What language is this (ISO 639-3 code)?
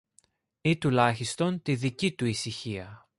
ell